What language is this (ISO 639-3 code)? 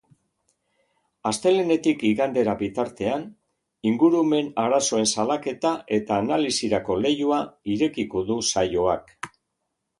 eus